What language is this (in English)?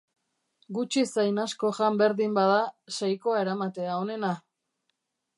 Basque